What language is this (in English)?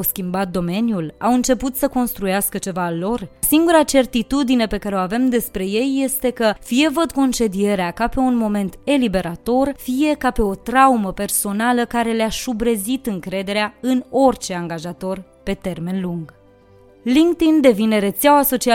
Romanian